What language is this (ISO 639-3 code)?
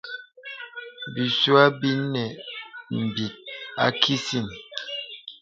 beb